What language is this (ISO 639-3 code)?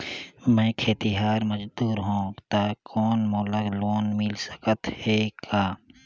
hne